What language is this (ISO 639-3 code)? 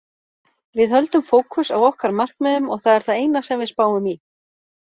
isl